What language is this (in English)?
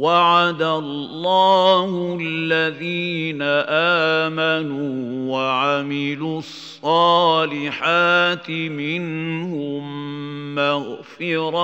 Arabic